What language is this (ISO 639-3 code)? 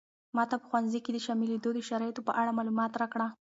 pus